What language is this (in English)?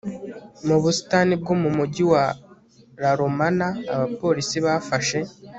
Kinyarwanda